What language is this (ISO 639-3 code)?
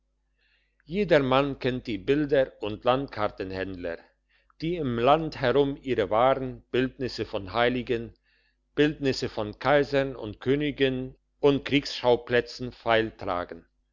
deu